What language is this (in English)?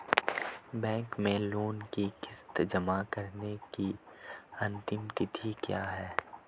Hindi